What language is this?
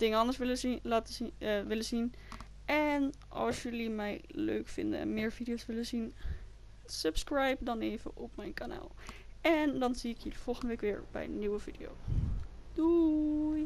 Dutch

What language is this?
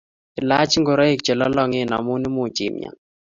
Kalenjin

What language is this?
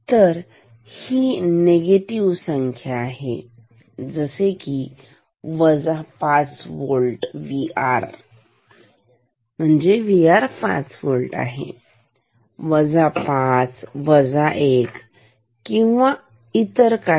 Marathi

